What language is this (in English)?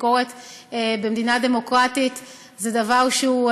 Hebrew